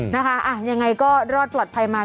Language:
Thai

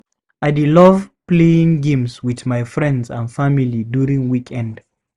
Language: Nigerian Pidgin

